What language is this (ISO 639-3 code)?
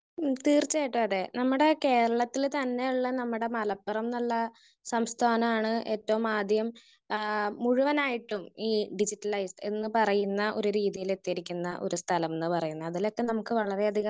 mal